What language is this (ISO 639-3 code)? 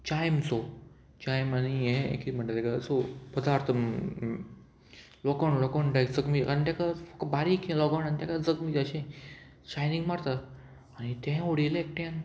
kok